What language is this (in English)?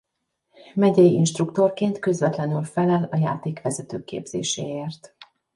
Hungarian